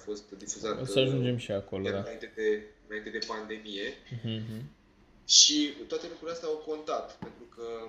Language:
Romanian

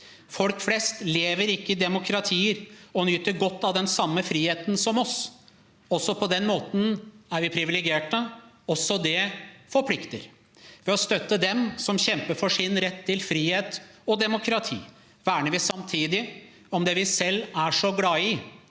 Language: Norwegian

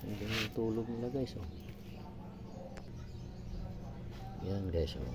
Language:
Filipino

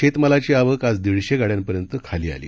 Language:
Marathi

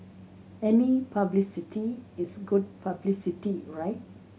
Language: English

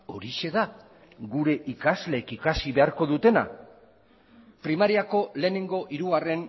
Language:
Basque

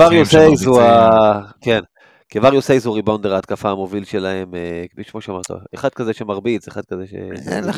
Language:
Hebrew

